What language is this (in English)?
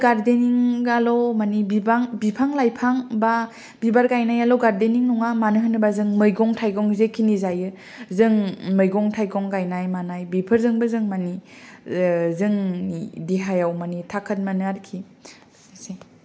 Bodo